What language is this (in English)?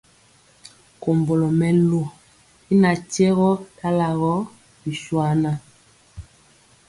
Mpiemo